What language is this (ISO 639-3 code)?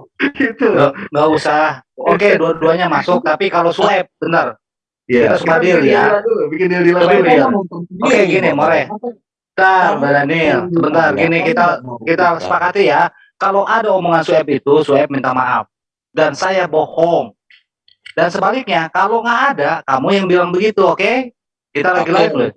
ind